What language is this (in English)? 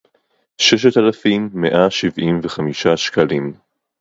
Hebrew